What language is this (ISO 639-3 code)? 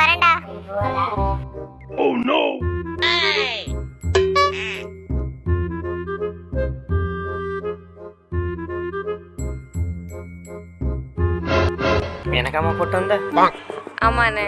tam